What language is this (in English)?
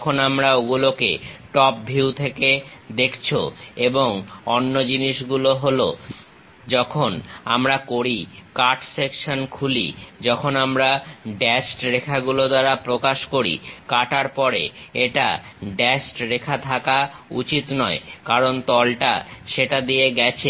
Bangla